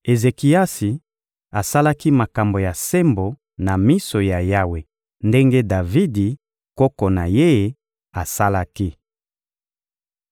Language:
Lingala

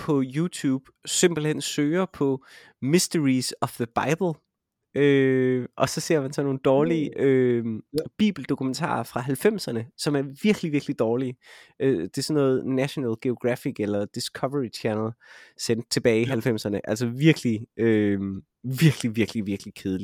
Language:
Danish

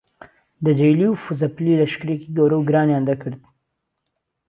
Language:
Central Kurdish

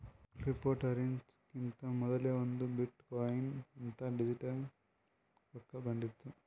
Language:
Kannada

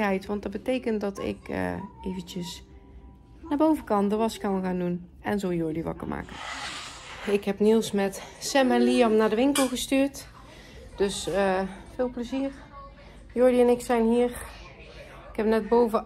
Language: Dutch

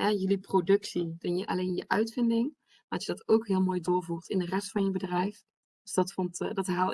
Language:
Dutch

